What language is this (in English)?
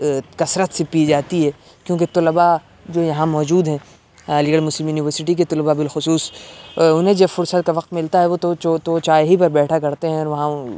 Urdu